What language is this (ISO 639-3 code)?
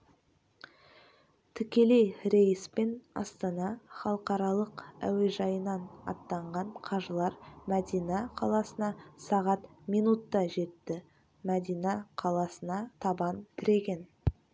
kaz